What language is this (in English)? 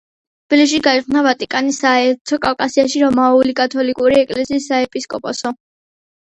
Georgian